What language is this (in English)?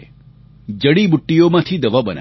Gujarati